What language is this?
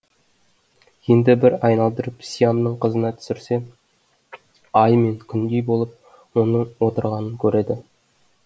Kazakh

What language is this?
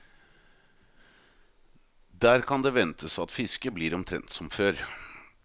Norwegian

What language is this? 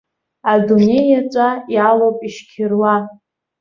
Abkhazian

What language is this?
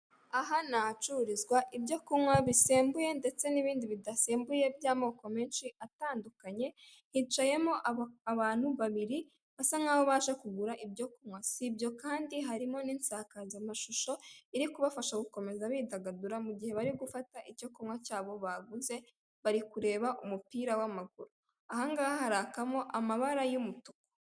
Kinyarwanda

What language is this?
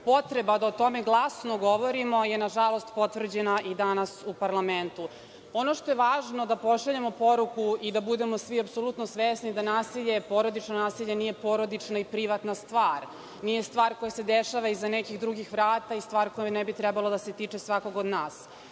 Serbian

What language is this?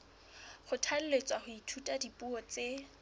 Southern Sotho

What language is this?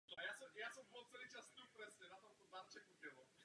Czech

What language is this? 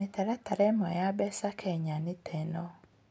Kikuyu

